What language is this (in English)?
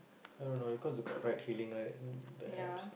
English